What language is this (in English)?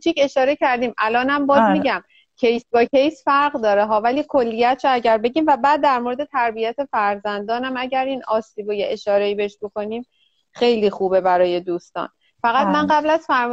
Persian